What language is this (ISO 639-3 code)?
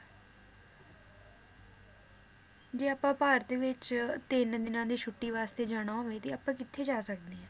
pan